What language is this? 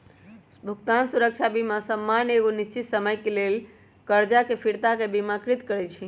Magahi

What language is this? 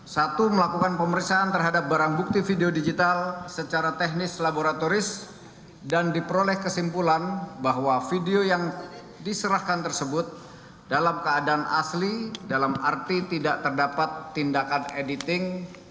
Indonesian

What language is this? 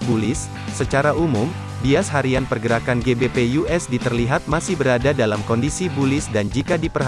Indonesian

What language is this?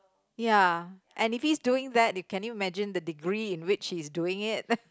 English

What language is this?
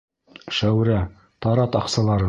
Bashkir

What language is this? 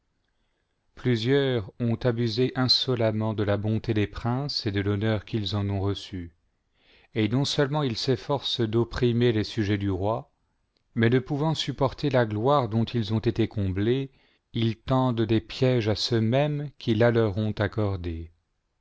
French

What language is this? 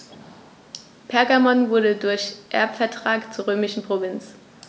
German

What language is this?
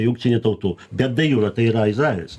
Lithuanian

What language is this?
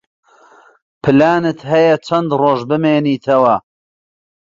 Central Kurdish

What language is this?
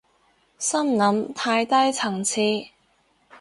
Cantonese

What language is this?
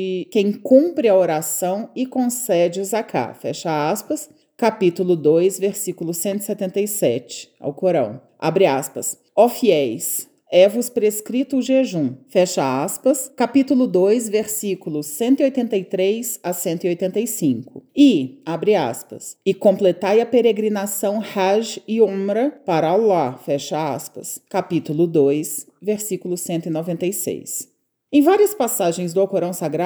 Portuguese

